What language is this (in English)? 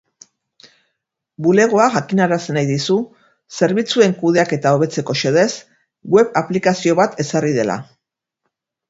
Basque